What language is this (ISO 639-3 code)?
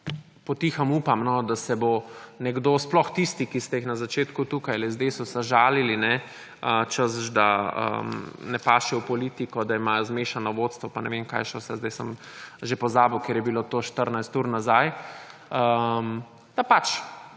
slv